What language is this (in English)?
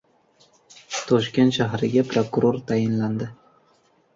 Uzbek